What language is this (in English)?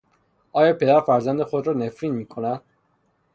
Persian